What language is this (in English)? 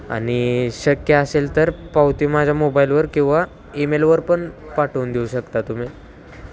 Marathi